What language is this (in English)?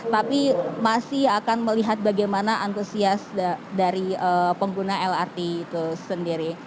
Indonesian